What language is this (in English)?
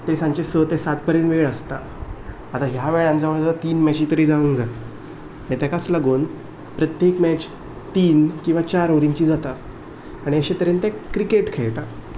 Konkani